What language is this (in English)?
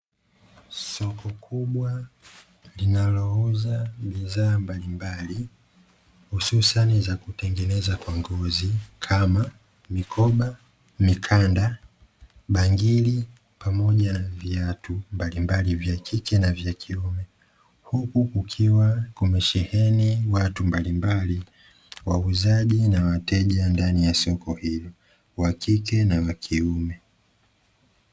Swahili